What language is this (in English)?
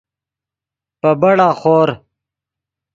Yidgha